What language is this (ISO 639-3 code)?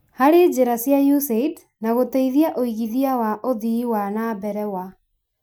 kik